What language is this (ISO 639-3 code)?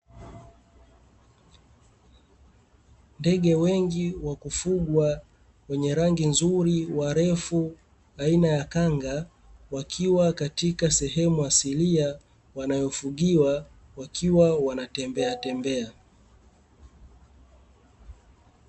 swa